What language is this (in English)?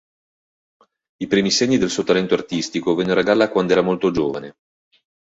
Italian